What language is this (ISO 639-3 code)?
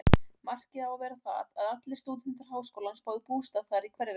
isl